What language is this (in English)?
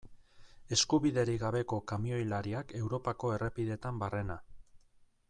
Basque